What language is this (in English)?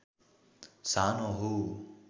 Nepali